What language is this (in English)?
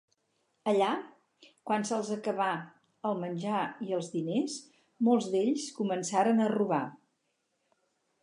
Catalan